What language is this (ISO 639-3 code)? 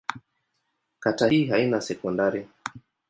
swa